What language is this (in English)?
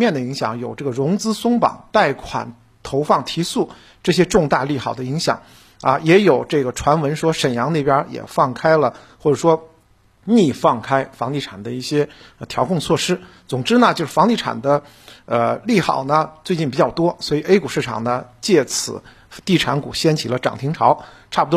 Chinese